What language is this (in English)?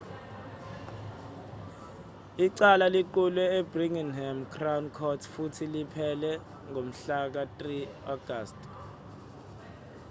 Zulu